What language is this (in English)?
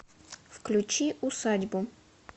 Russian